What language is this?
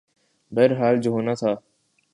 Urdu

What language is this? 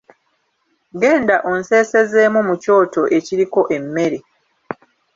Ganda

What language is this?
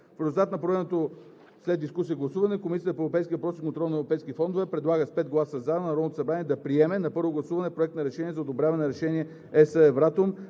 Bulgarian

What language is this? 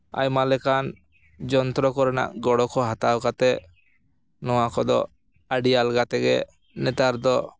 Santali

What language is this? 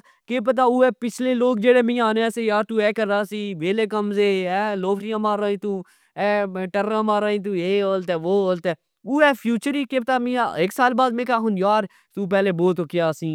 Pahari-Potwari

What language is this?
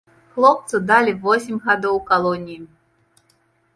Belarusian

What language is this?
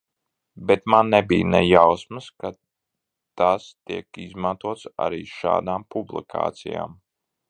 Latvian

